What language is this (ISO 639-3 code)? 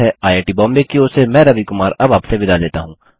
hin